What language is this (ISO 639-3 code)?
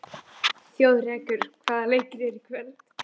isl